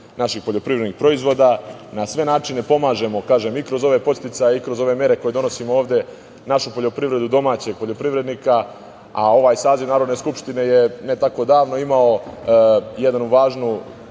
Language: Serbian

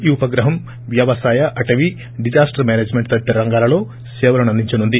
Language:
Telugu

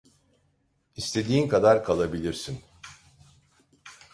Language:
Turkish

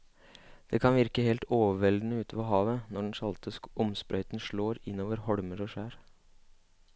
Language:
Norwegian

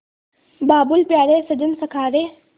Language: Hindi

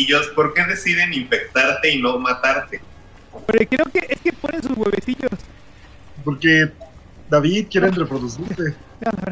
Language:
Spanish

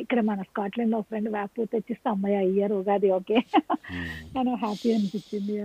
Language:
Telugu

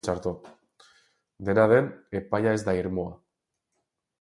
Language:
Basque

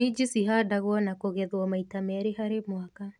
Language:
Kikuyu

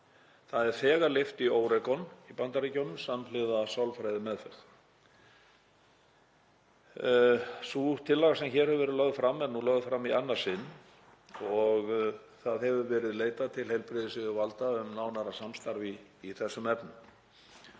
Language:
Icelandic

